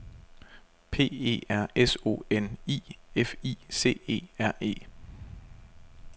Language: Danish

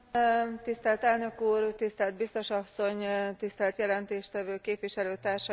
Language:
Hungarian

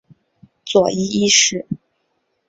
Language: Chinese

